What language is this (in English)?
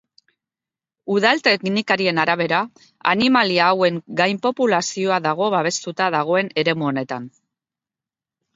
Basque